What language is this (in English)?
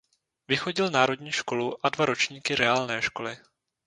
Czech